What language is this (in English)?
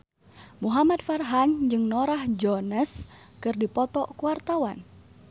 Sundanese